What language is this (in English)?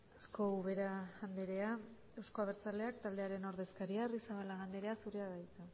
Basque